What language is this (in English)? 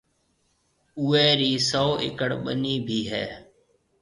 Marwari (Pakistan)